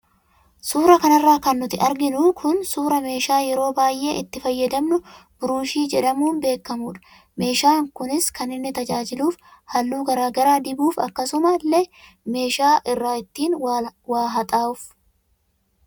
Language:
Oromo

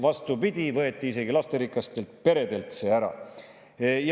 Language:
Estonian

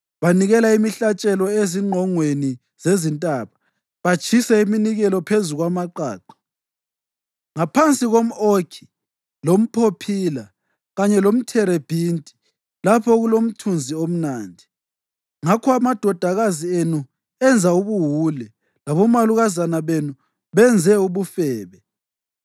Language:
North Ndebele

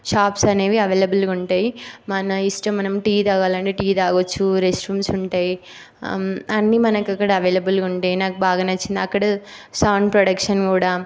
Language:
Telugu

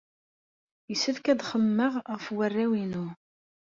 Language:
Kabyle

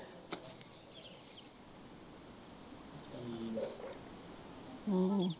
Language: Punjabi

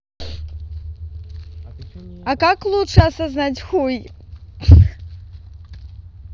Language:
Russian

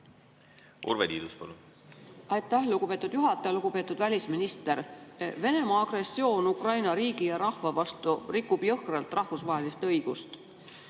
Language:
Estonian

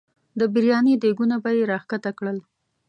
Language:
Pashto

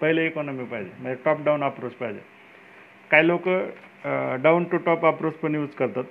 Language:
Marathi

